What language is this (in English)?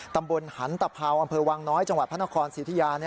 Thai